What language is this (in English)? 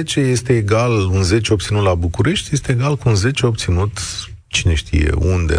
Romanian